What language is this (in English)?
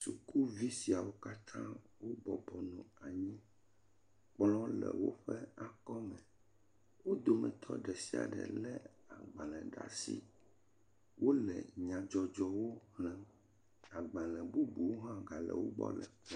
Ewe